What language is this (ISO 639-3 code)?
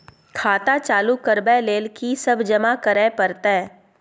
mai